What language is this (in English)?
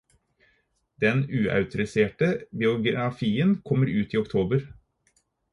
Norwegian Bokmål